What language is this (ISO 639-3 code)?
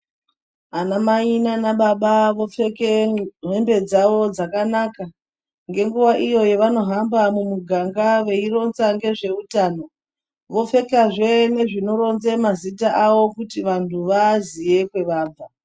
ndc